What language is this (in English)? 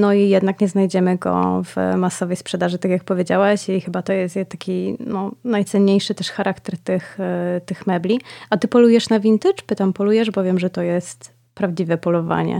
Polish